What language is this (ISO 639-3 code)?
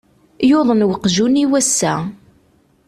kab